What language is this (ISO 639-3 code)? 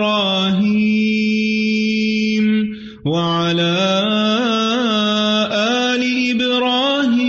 urd